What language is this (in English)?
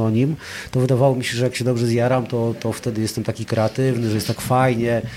Polish